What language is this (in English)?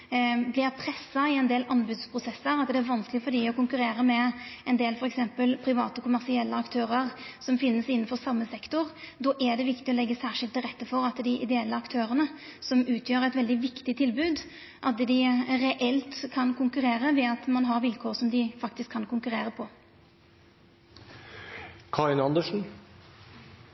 Norwegian Nynorsk